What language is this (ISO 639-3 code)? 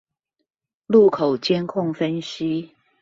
zho